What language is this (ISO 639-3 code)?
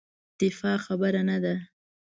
pus